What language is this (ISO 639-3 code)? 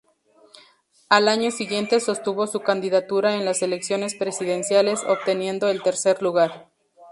spa